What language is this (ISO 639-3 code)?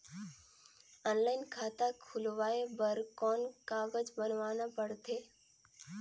hne